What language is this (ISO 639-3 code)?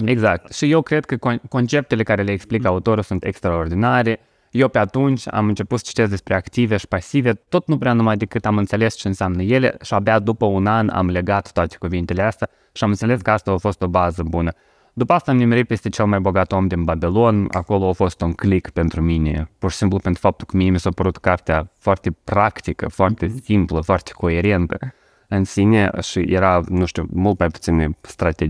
ron